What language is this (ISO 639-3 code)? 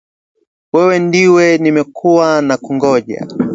swa